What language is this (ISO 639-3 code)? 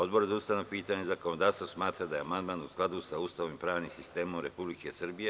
srp